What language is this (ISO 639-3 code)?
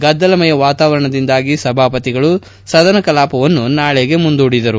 kan